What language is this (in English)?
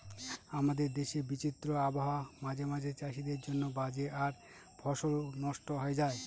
Bangla